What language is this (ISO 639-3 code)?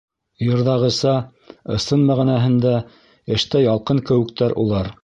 bak